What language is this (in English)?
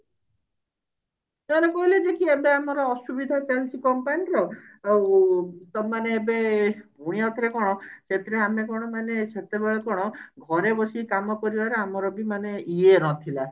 Odia